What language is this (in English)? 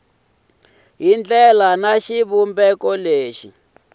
Tsonga